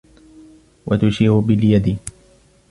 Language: Arabic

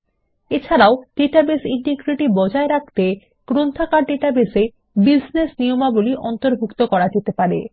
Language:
Bangla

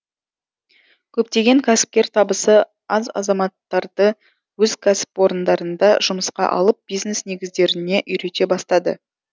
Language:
Kazakh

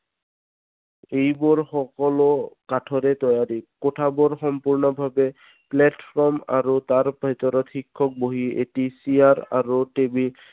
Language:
Assamese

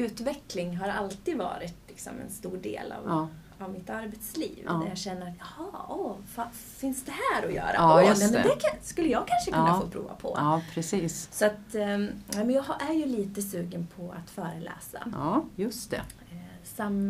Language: Swedish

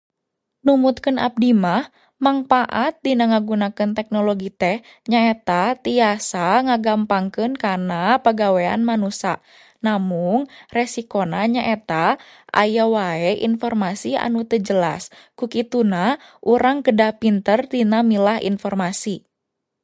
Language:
Sundanese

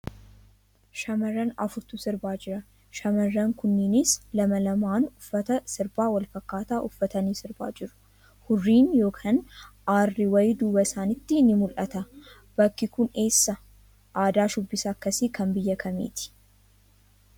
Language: Oromo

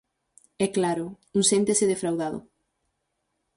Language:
Galician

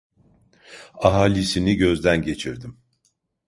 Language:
Turkish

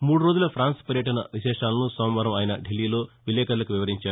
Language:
Telugu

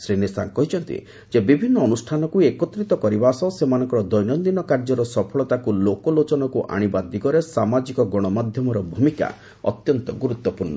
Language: Odia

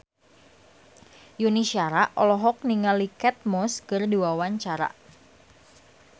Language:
Sundanese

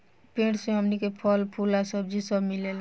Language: Bhojpuri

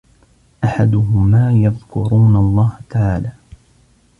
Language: Arabic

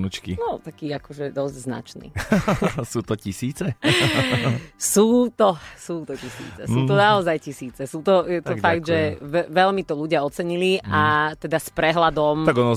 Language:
Slovak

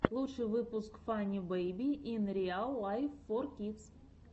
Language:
Russian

